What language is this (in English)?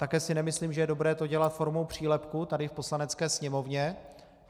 Czech